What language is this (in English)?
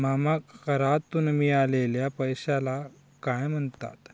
Marathi